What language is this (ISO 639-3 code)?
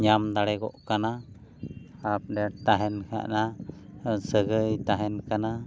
sat